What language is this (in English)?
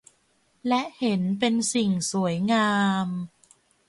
Thai